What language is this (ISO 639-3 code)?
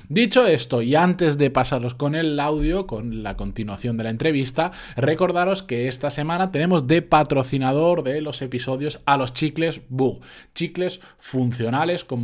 spa